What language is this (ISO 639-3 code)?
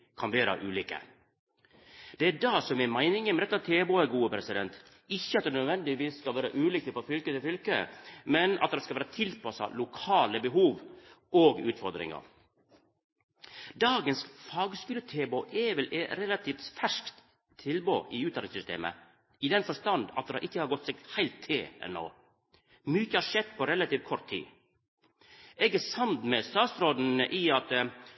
nno